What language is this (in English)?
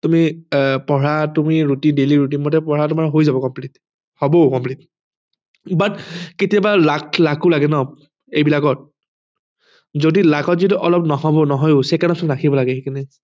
Assamese